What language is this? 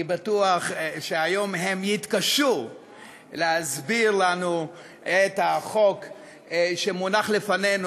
Hebrew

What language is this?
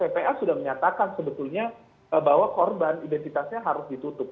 Indonesian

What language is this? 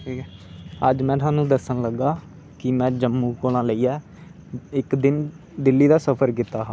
Dogri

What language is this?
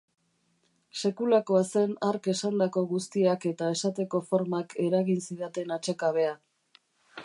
Basque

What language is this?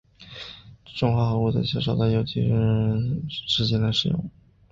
Chinese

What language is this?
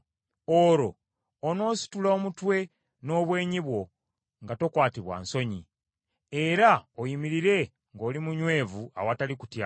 Ganda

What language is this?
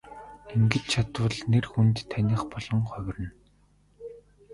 Mongolian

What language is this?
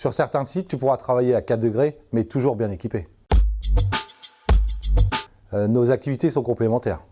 French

